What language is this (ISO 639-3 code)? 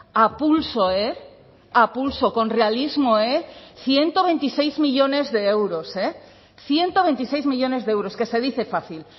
spa